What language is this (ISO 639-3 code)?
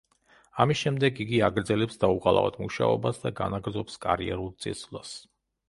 kat